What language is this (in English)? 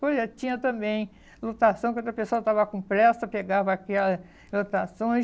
Portuguese